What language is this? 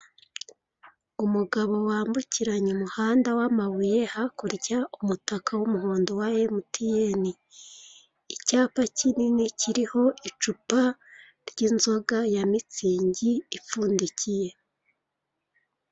Kinyarwanda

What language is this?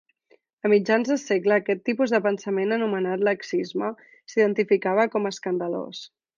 Catalan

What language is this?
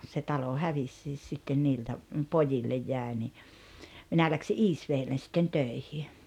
Finnish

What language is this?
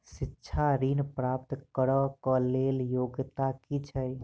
Maithili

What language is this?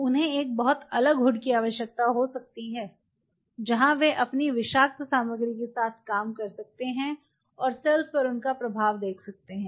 Hindi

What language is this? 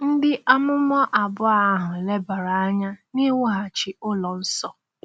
Igbo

